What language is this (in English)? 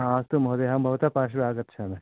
Sanskrit